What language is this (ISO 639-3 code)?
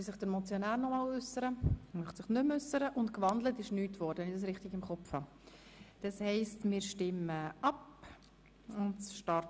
gsw